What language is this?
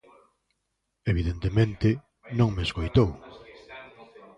Galician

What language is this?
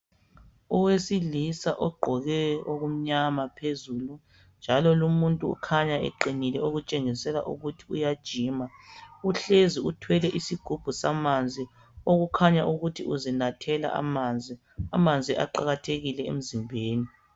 North Ndebele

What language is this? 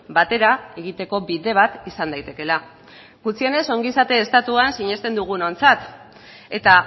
Basque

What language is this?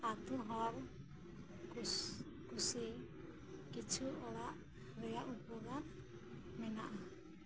Santali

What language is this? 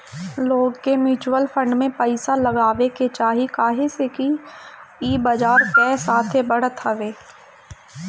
Bhojpuri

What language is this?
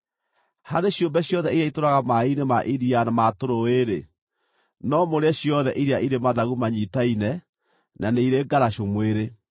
Kikuyu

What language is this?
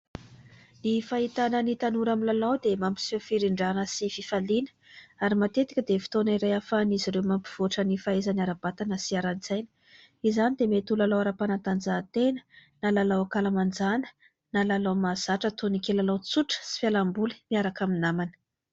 Malagasy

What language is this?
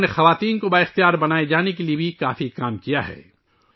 Urdu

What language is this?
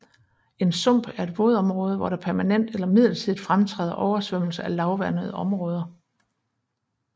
Danish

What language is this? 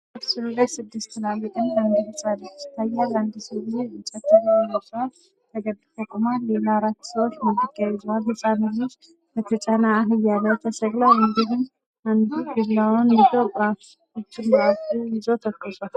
Amharic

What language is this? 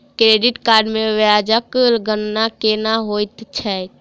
Maithili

